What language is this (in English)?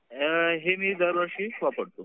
Marathi